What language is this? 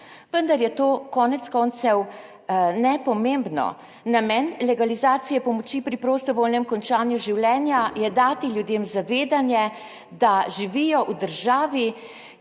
Slovenian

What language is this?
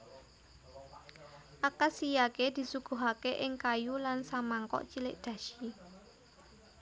Javanese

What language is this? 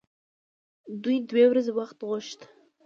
Pashto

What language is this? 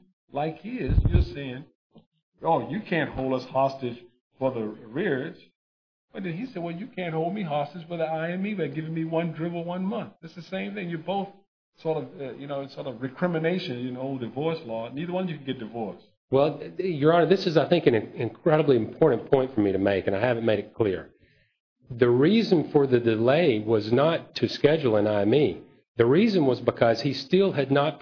English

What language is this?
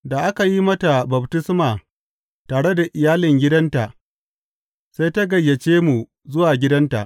Hausa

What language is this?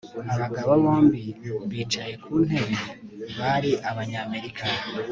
Kinyarwanda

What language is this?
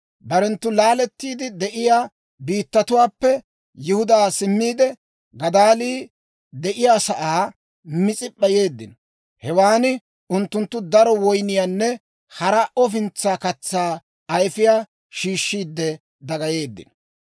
Dawro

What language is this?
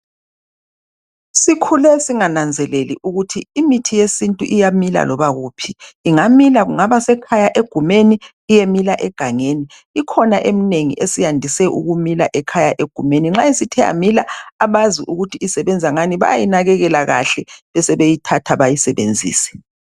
North Ndebele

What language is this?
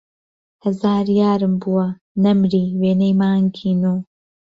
Central Kurdish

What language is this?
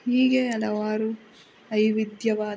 Kannada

